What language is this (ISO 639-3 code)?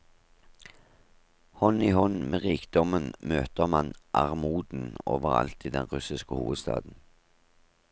nor